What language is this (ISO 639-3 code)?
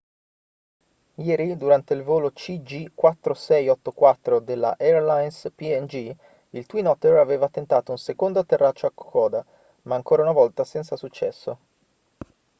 ita